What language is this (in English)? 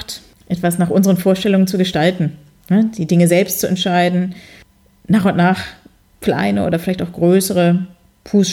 German